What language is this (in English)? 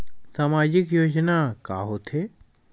Chhattisgarhi